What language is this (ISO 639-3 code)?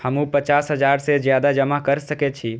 mai